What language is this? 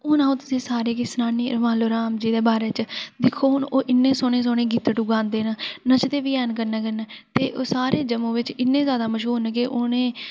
Dogri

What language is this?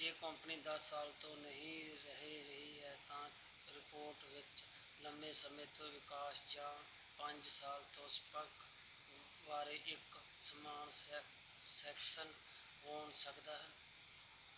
Punjabi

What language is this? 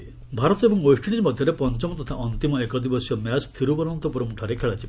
Odia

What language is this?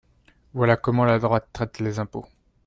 French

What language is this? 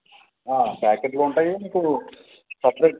Telugu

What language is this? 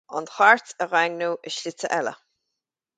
Irish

